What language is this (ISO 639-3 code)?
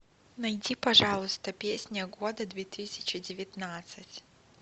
rus